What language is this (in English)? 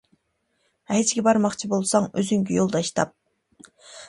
Uyghur